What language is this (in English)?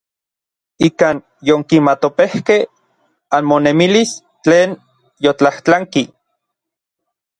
Orizaba Nahuatl